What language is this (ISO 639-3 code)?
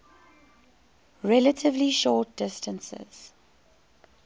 eng